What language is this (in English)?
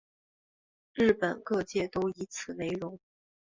Chinese